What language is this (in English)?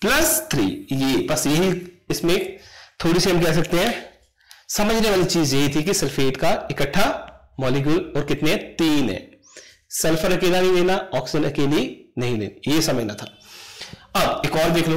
Hindi